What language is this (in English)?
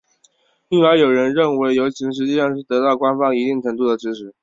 Chinese